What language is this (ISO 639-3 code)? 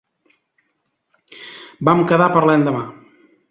cat